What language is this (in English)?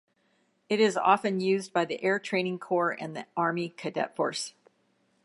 English